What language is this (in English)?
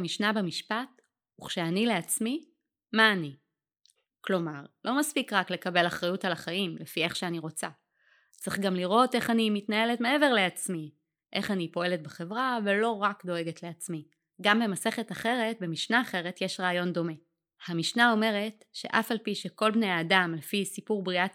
Hebrew